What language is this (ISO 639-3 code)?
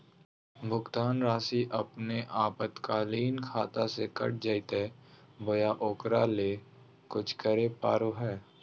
mag